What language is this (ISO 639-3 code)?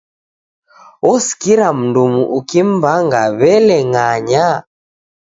dav